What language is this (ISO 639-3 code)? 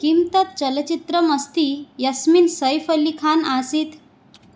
san